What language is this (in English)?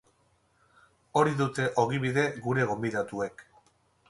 Basque